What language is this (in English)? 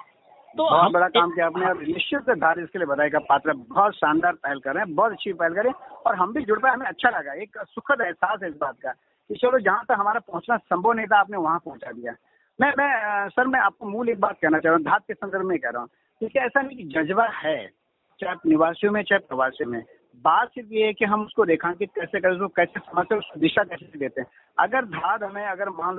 Hindi